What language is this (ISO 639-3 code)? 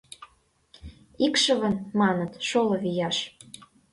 chm